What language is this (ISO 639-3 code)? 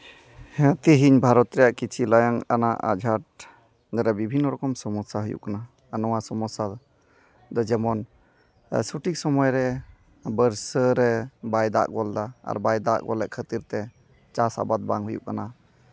sat